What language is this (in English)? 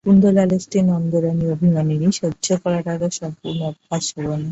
Bangla